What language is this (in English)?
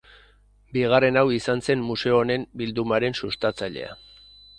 Basque